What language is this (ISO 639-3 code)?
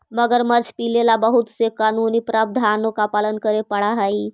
mag